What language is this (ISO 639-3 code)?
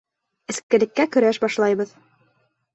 bak